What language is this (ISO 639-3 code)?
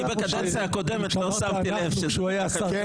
heb